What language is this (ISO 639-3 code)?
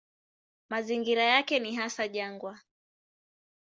swa